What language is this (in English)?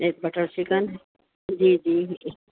Urdu